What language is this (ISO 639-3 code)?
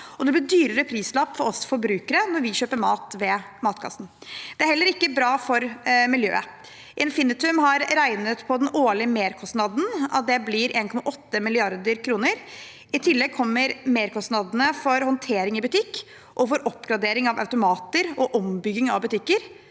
nor